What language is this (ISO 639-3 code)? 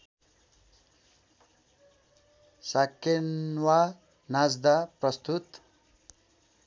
nep